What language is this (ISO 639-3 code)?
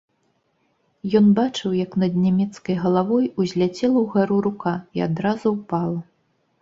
bel